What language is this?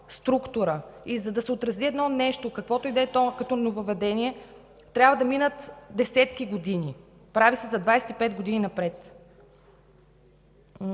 Bulgarian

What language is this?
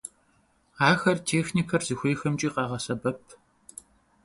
Kabardian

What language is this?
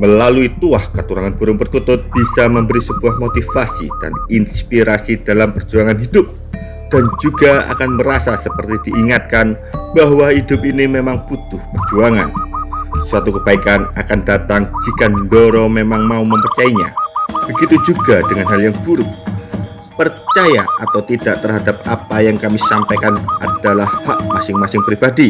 Indonesian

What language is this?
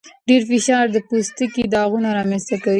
Pashto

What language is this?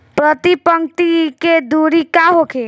Bhojpuri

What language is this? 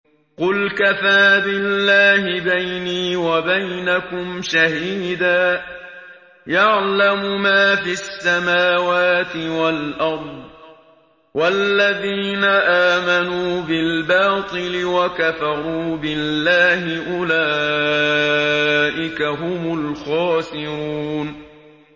Arabic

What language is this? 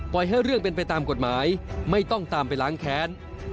Thai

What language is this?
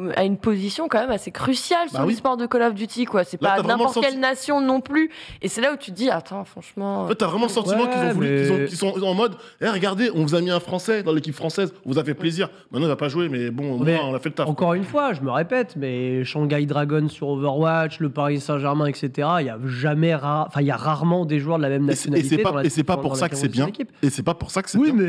French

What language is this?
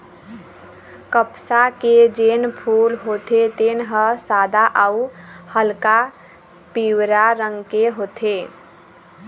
Chhattisgarhi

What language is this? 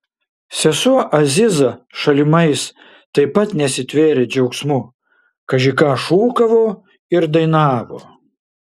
Lithuanian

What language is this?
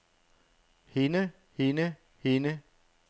Danish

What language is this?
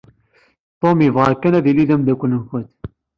Kabyle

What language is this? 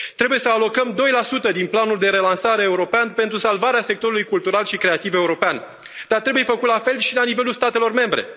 Romanian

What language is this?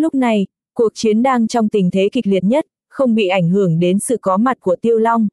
Vietnamese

